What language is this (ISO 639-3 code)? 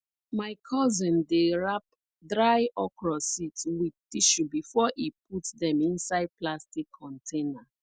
pcm